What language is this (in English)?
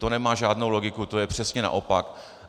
Czech